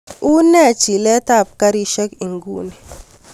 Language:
Kalenjin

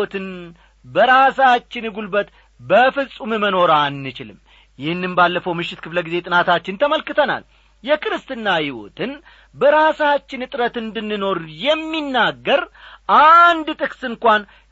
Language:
Amharic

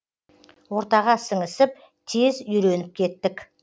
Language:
Kazakh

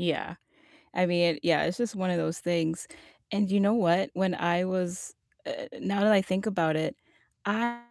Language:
English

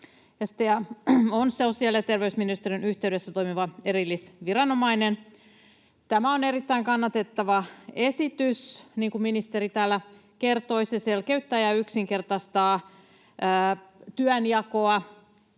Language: Finnish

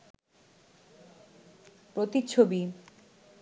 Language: Bangla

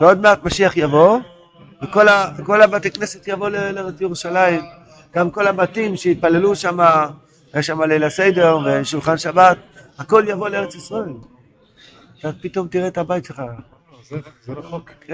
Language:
Hebrew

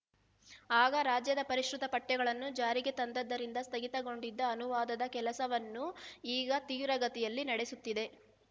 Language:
Kannada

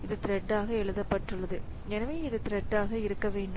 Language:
Tamil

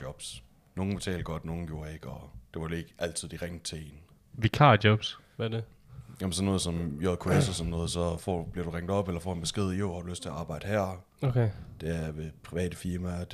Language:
Danish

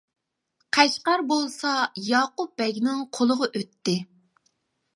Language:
Uyghur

